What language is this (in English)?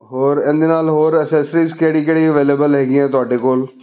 Punjabi